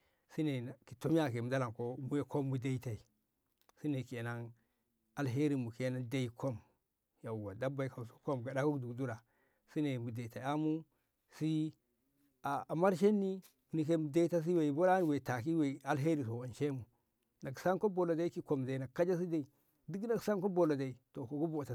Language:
Ngamo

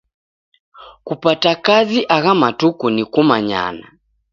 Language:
Taita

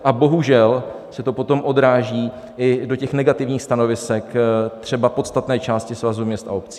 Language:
Czech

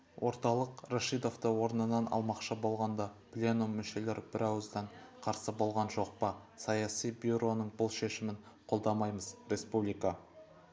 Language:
Kazakh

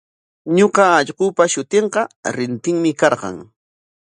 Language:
Corongo Ancash Quechua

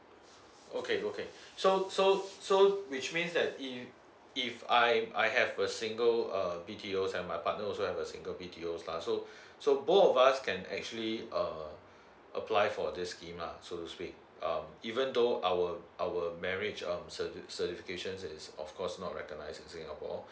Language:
English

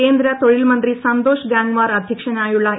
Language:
Malayalam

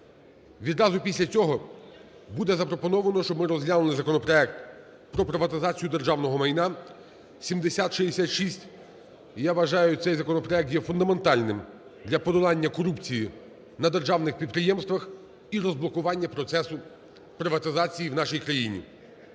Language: Ukrainian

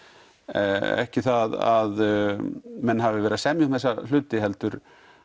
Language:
Icelandic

